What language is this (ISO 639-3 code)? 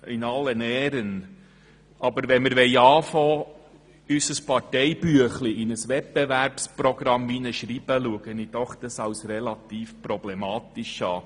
gsw